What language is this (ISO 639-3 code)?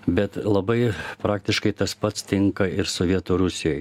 lit